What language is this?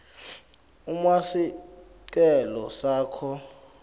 Swati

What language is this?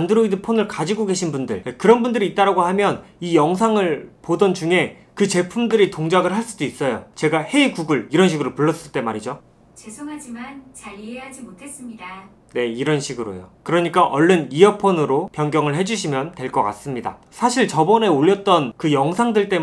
Korean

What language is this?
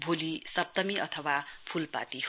Nepali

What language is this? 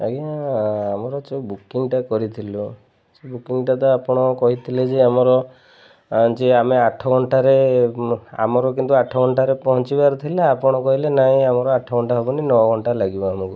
Odia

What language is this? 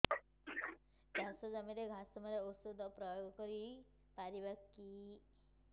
Odia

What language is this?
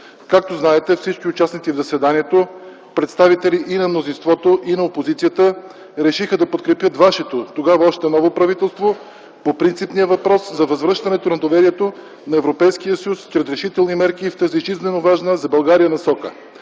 Bulgarian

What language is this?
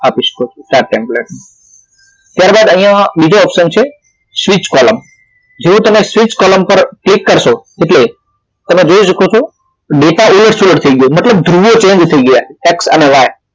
Gujarati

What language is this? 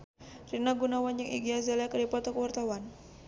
Sundanese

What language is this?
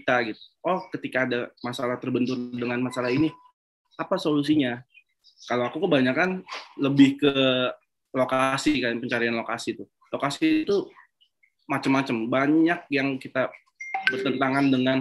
Indonesian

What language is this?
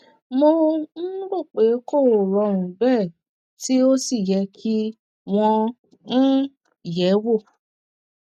Yoruba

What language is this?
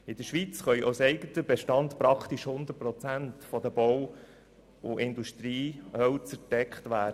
Swiss German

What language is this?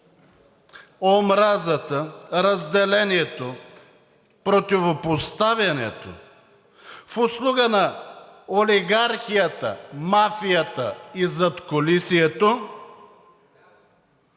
Bulgarian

